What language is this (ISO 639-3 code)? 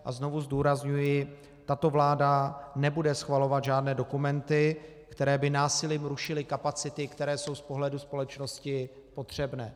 ces